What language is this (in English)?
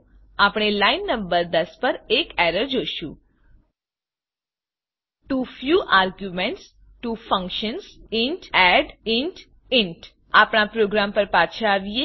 Gujarati